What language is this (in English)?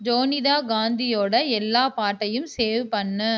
Tamil